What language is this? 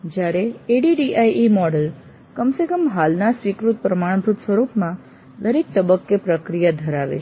Gujarati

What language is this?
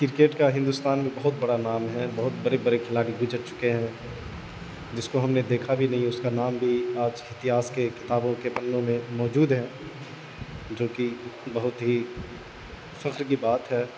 Urdu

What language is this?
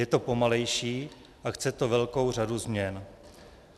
Czech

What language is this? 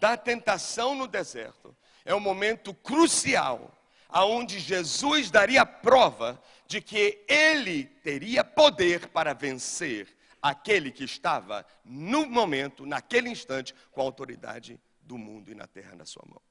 Portuguese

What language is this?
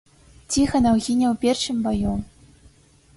Belarusian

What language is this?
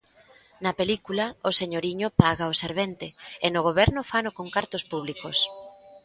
Galician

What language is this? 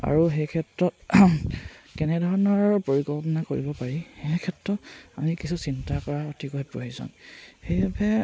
Assamese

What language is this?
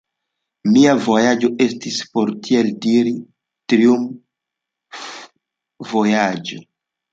Esperanto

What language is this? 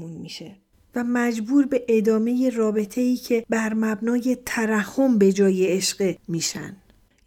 Persian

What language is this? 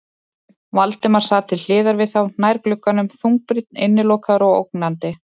Icelandic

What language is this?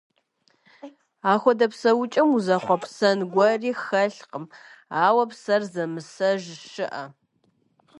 Kabardian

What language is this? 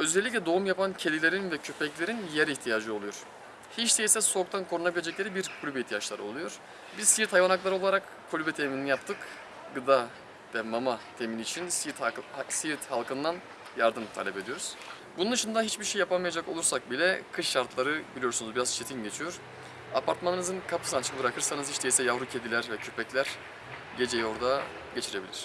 Turkish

